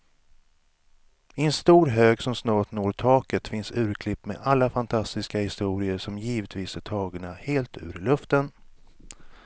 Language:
Swedish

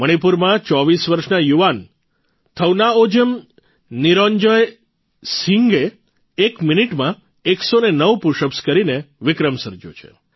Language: Gujarati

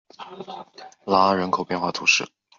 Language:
Chinese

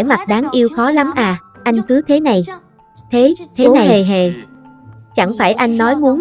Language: Vietnamese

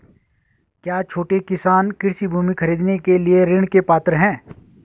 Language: Hindi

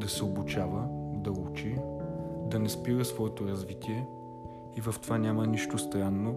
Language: Bulgarian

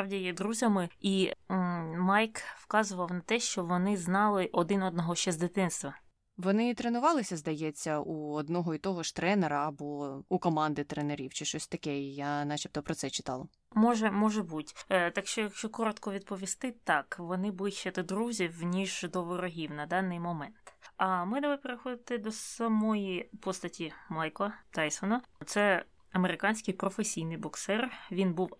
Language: Ukrainian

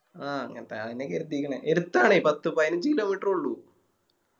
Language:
Malayalam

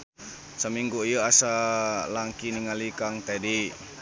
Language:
Sundanese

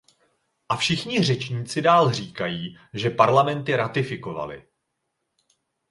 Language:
Czech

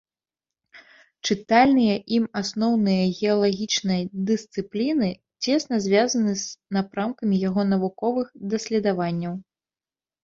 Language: Belarusian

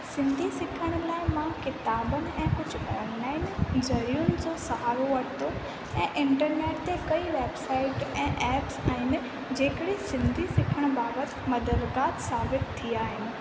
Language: Sindhi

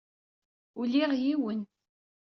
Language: Kabyle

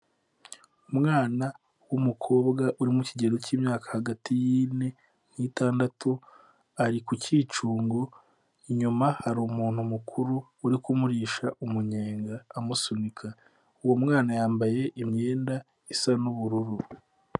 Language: Kinyarwanda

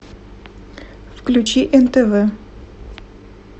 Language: Russian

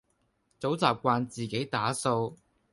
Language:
Cantonese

